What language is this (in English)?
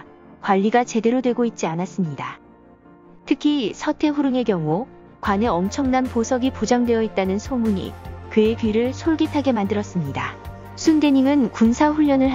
Korean